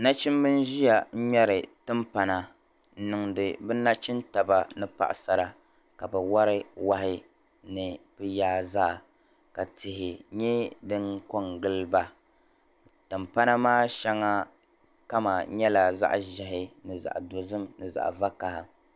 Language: Dagbani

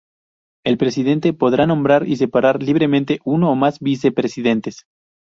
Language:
Spanish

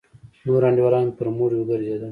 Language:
Pashto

